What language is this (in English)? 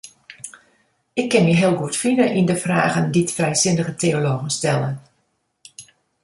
Western Frisian